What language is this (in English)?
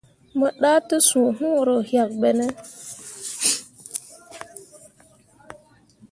Mundang